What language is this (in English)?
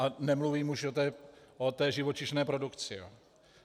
Czech